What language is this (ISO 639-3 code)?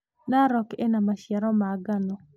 kik